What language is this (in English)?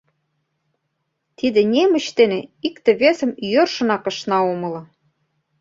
Mari